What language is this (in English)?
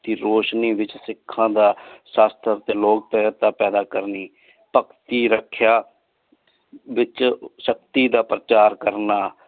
Punjabi